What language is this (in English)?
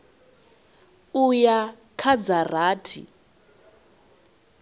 Venda